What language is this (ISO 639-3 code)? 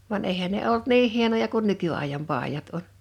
fin